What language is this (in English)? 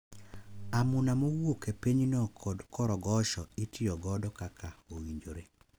Luo (Kenya and Tanzania)